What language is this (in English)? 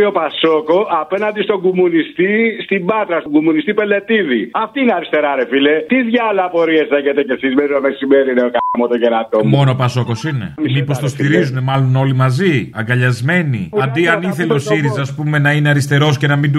Greek